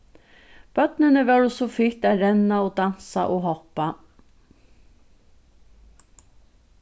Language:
Faroese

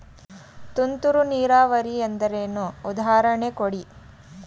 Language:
Kannada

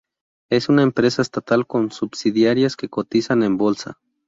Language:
Spanish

